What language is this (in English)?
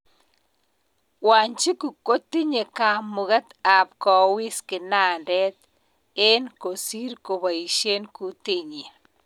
Kalenjin